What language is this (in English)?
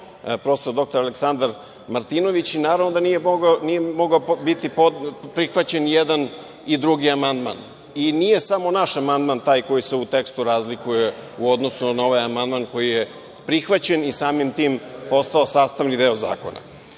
Serbian